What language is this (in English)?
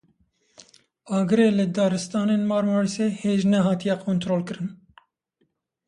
Kurdish